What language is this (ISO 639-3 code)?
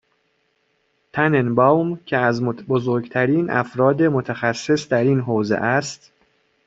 fas